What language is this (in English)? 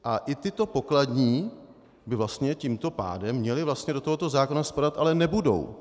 Czech